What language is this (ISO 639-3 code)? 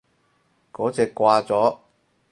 yue